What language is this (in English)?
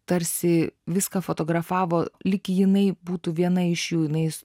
Lithuanian